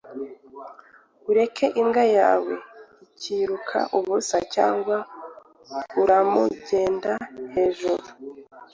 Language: Kinyarwanda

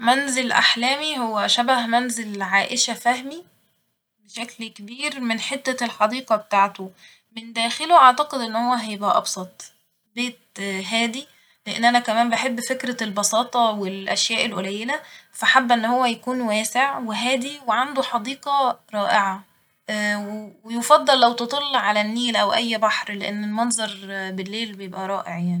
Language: Egyptian Arabic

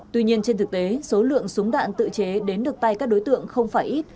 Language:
Vietnamese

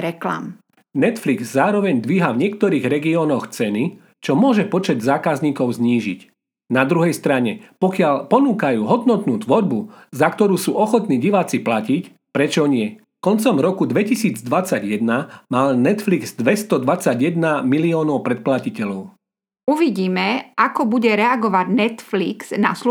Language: Slovak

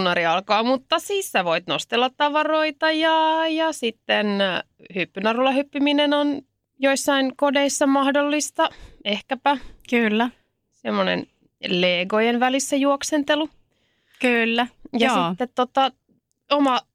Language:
Finnish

